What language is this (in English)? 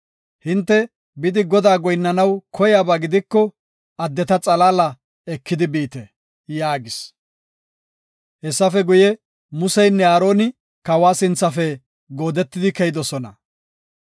Gofa